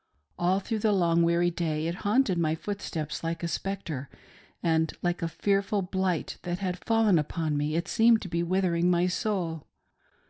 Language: English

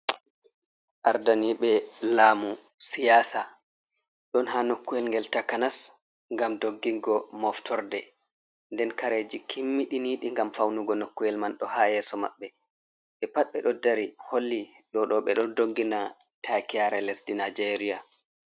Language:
Fula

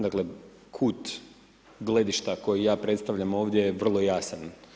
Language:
Croatian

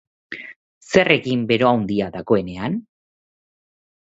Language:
Basque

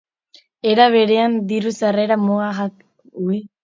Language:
Basque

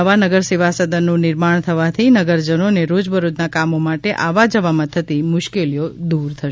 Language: Gujarati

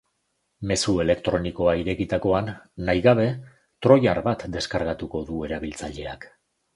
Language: Basque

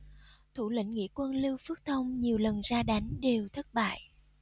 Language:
Vietnamese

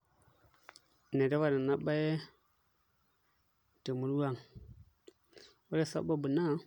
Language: Masai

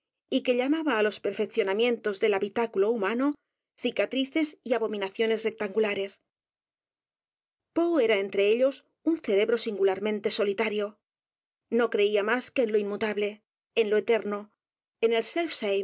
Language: Spanish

